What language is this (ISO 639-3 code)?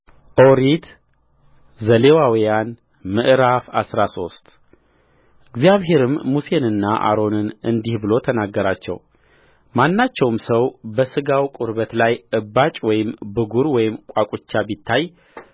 amh